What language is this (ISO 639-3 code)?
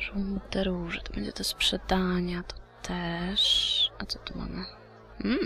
pol